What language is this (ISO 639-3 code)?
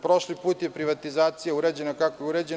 srp